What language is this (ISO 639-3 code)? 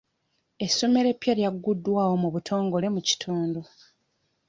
lug